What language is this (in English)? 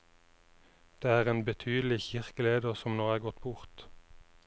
Norwegian